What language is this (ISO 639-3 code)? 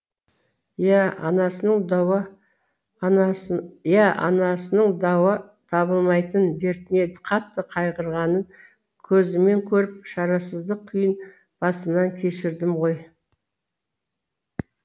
kaz